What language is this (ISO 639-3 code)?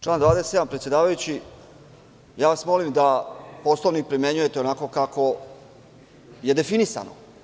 srp